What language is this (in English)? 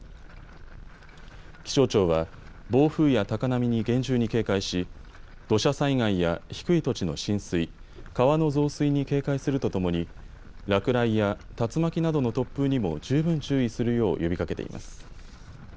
Japanese